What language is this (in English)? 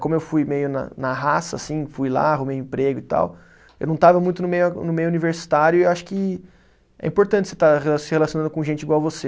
Portuguese